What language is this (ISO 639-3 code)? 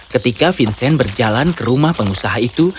ind